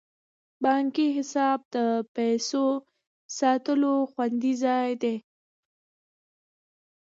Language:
Pashto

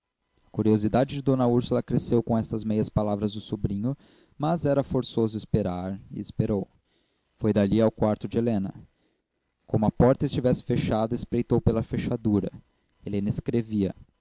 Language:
Portuguese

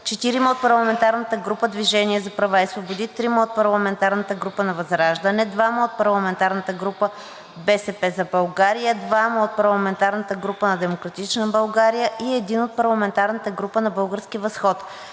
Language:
Bulgarian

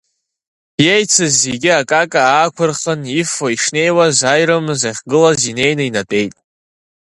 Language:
Abkhazian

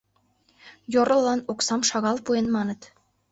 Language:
Mari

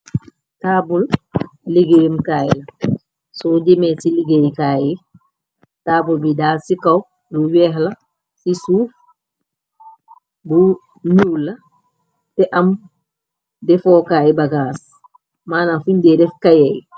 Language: Wolof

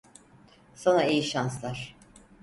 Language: Turkish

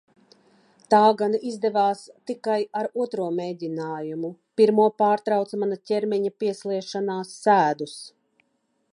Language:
Latvian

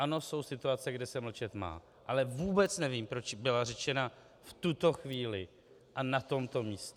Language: Czech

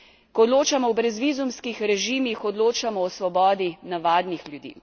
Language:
Slovenian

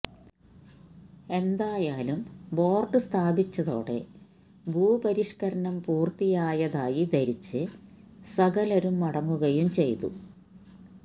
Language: Malayalam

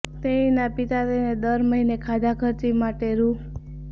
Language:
Gujarati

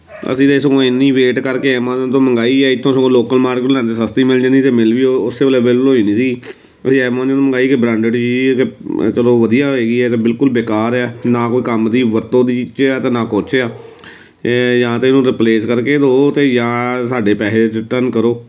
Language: Punjabi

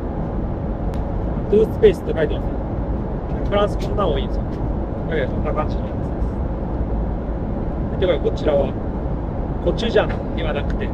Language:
Japanese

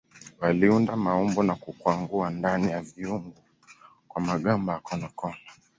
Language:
Swahili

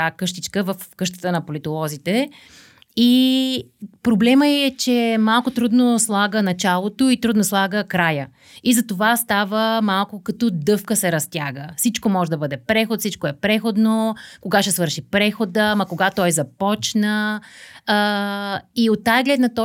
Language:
Bulgarian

